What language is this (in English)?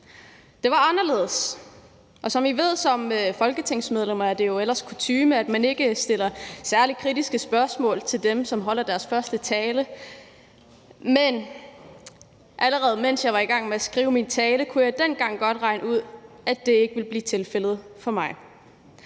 Danish